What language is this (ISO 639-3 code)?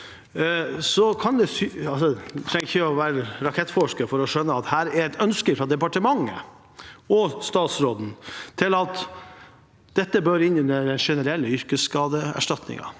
nor